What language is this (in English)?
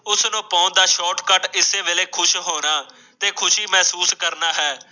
Punjabi